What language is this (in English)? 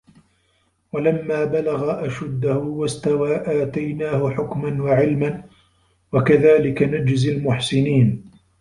Arabic